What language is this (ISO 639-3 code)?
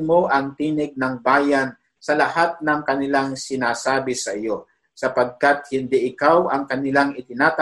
fil